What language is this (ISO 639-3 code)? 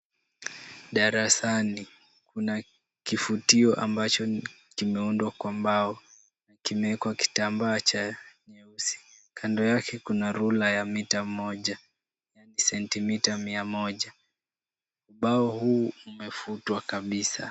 swa